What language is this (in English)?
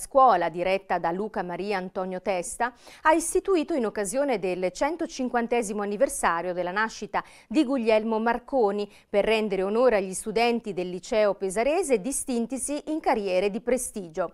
Italian